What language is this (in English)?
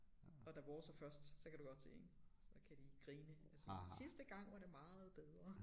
Danish